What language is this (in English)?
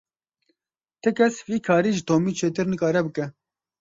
Kurdish